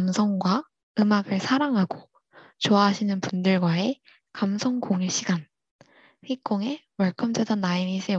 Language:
Korean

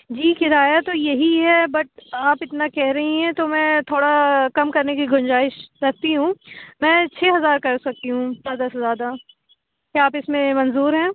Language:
Urdu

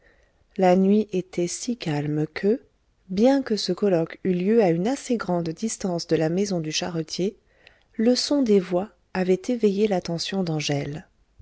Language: French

